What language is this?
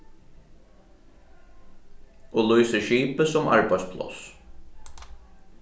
Faroese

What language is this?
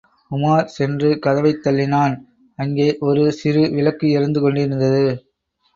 Tamil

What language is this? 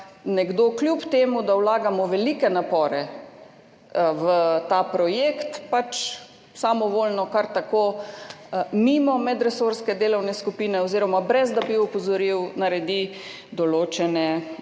Slovenian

